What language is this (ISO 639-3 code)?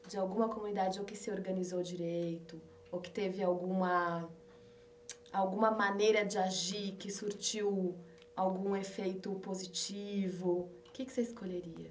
por